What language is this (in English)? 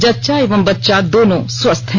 Hindi